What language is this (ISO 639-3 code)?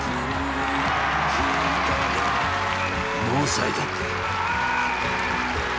jpn